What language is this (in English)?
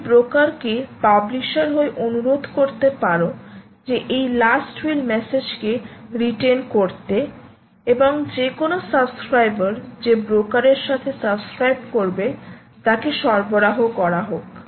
Bangla